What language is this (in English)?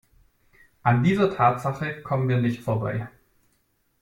German